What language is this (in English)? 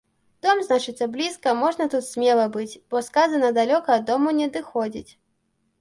Belarusian